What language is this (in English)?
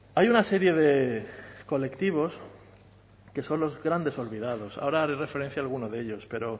Spanish